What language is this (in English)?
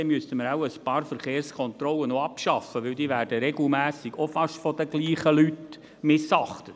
Swiss German